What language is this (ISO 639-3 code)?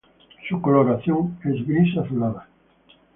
spa